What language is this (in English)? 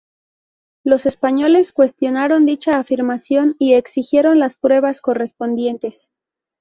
Spanish